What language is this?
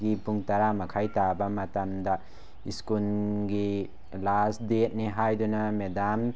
Manipuri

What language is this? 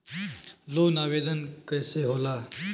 Bhojpuri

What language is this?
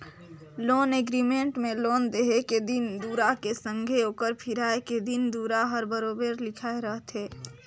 Chhattisgarhi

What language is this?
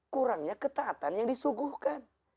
Indonesian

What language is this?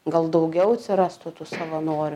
Lithuanian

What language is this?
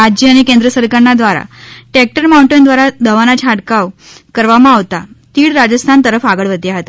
Gujarati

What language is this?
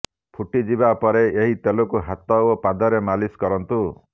Odia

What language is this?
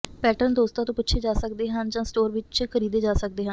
Punjabi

